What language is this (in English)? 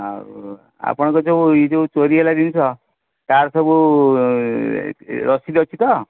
Odia